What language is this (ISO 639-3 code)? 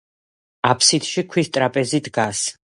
kat